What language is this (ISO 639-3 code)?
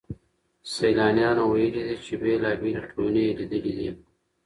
pus